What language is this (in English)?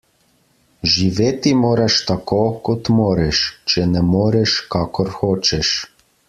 Slovenian